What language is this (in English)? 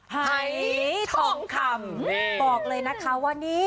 Thai